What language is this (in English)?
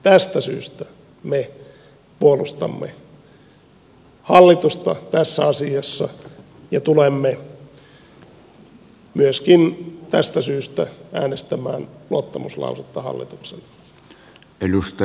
Finnish